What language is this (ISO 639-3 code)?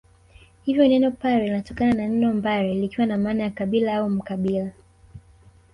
swa